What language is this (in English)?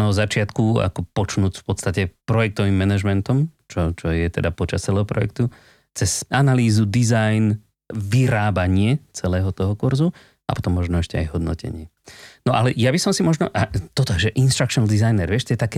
Slovak